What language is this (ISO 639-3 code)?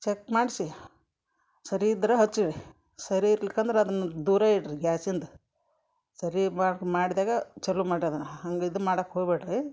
kan